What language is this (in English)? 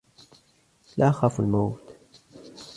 Arabic